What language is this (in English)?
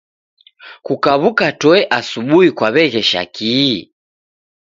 Taita